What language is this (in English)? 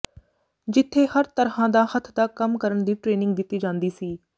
Punjabi